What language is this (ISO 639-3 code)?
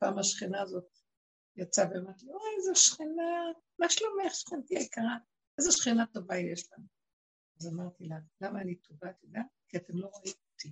heb